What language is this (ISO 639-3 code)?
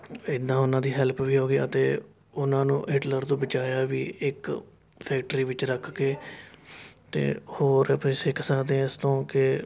pan